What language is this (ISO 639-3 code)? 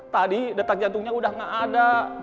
ind